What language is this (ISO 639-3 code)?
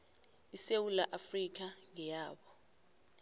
nbl